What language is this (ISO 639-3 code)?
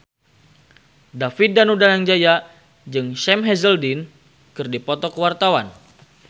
sun